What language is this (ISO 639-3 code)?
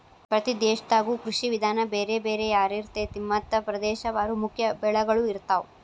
kan